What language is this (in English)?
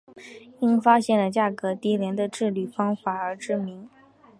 Chinese